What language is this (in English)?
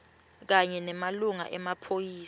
Swati